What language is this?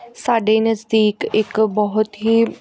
Punjabi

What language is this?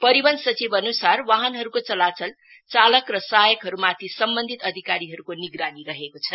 Nepali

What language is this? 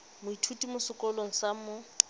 Tswana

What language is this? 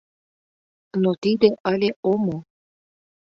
Mari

